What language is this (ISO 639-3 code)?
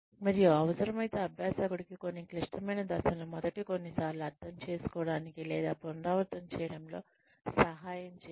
tel